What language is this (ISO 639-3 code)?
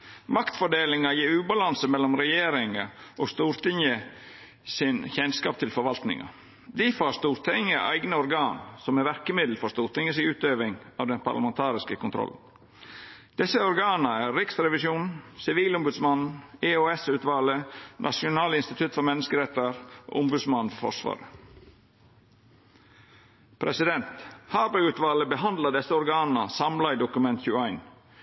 nno